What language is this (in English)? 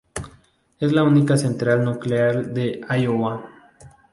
Spanish